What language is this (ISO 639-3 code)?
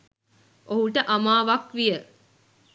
sin